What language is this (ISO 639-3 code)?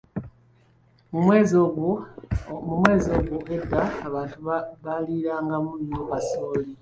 lug